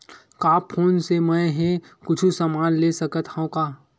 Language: Chhattisgarhi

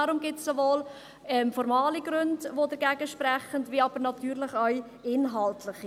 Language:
Swiss German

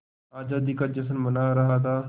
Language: Hindi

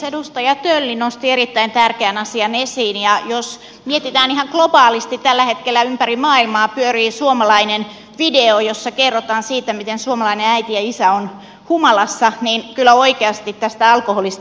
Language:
Finnish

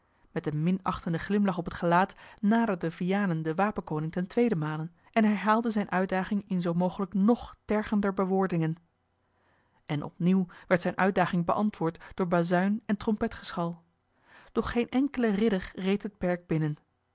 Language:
Dutch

